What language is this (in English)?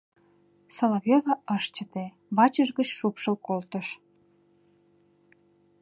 Mari